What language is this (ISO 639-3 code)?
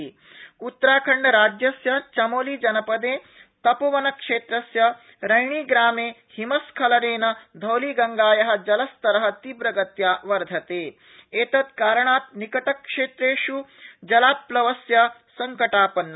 san